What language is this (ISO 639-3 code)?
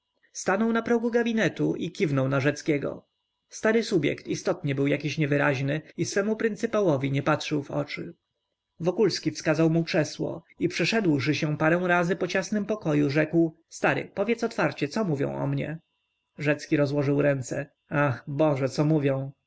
pol